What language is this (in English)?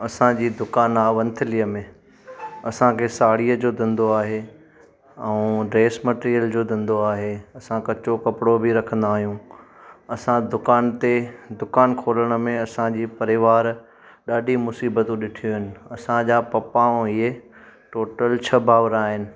Sindhi